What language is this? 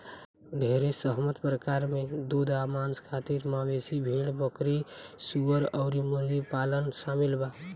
Bhojpuri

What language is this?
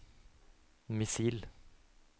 Norwegian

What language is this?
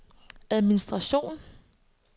Danish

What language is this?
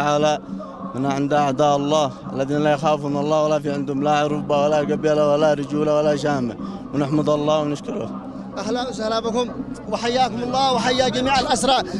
Arabic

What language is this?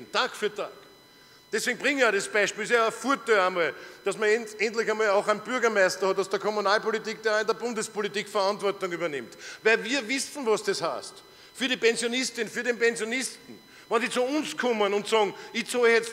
German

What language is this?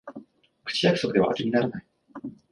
Japanese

